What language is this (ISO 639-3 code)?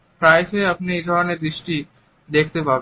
ben